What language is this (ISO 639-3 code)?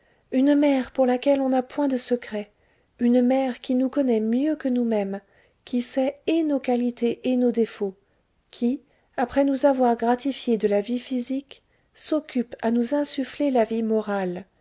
fra